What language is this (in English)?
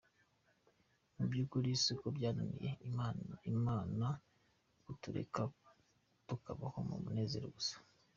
Kinyarwanda